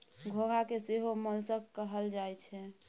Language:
Maithili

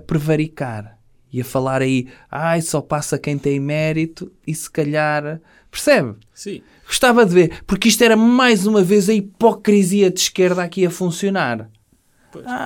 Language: Portuguese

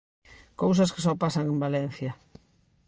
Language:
Galician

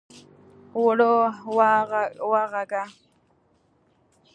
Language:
Pashto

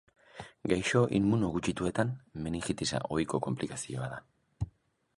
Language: Basque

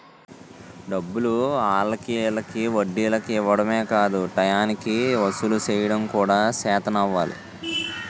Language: Telugu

